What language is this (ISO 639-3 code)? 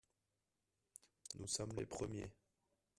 fra